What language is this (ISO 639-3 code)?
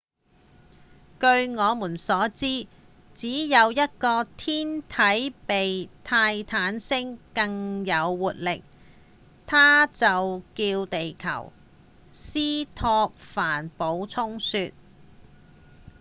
yue